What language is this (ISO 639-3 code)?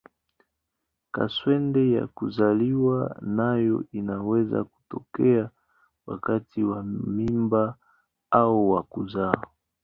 swa